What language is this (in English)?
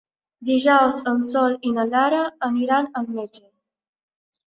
Catalan